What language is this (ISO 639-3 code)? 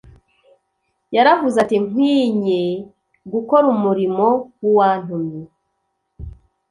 kin